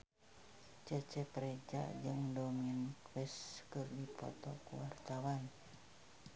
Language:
Sundanese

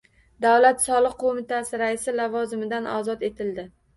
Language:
Uzbek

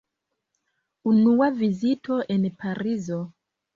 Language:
Esperanto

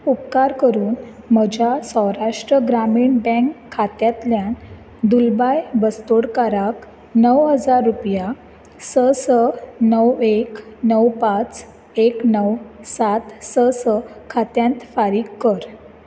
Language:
Konkani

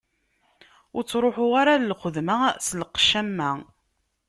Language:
Kabyle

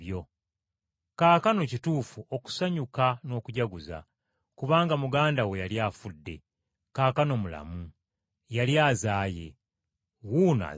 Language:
Ganda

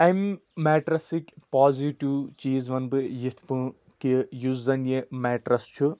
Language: Kashmiri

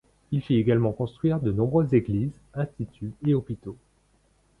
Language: French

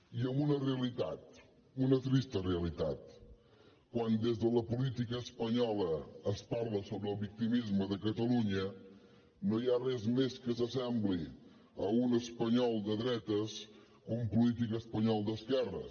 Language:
Catalan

